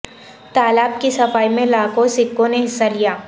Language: Urdu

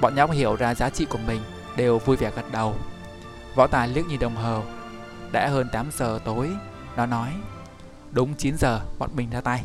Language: Vietnamese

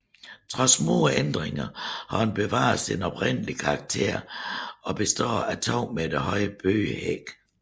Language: Danish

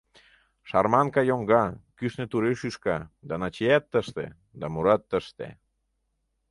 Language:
Mari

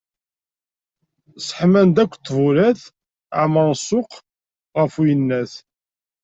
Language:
Kabyle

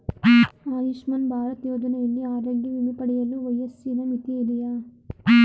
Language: Kannada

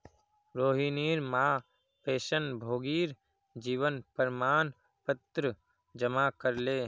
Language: Magahi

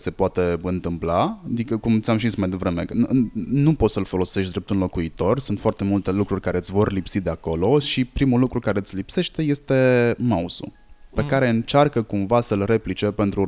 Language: Romanian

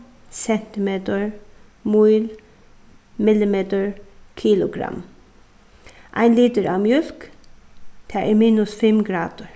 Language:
Faroese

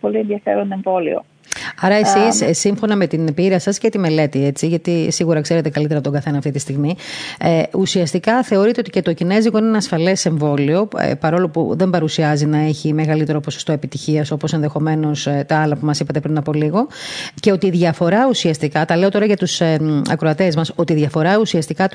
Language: Greek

